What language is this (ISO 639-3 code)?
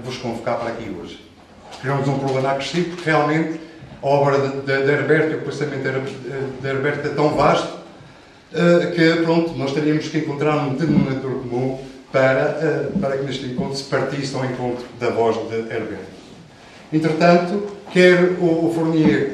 por